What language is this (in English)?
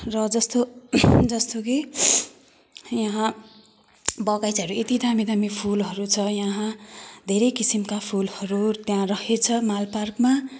Nepali